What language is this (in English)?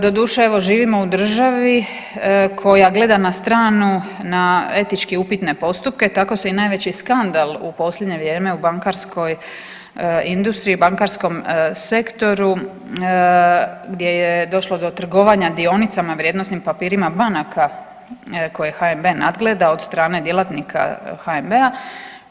Croatian